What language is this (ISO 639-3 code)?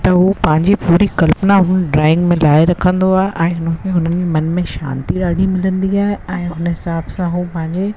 snd